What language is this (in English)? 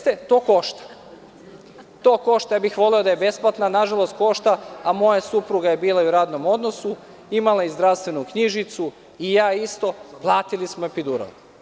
Serbian